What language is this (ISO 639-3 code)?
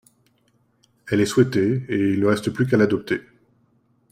fra